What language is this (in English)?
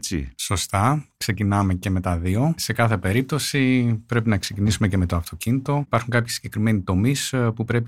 Greek